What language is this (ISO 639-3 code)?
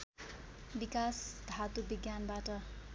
nep